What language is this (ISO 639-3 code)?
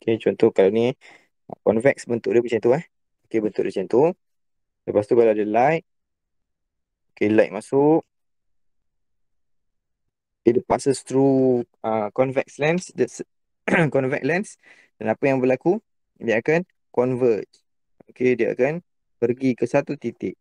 msa